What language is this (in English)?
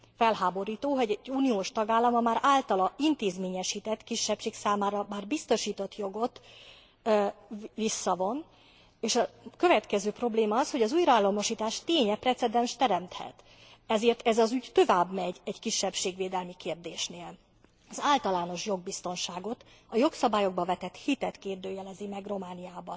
Hungarian